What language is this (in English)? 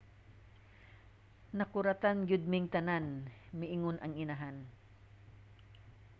Cebuano